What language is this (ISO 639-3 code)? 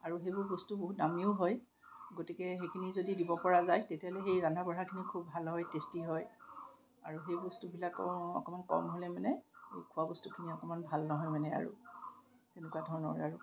asm